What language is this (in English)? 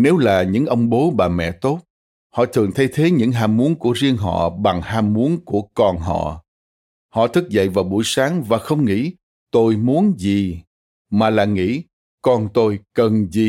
Vietnamese